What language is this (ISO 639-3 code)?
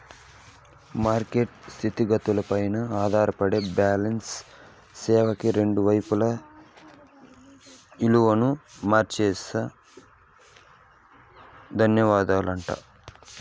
tel